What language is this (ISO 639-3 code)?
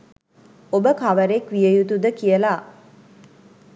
sin